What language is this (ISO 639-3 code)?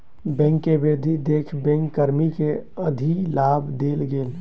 mai